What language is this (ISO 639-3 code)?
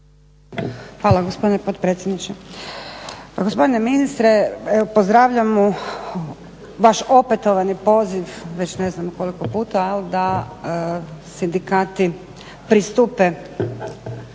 hrv